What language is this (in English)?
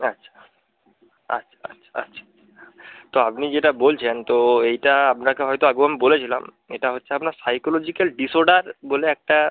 Bangla